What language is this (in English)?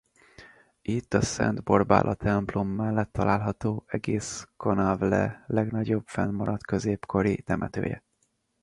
Hungarian